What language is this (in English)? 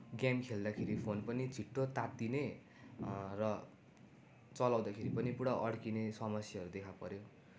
Nepali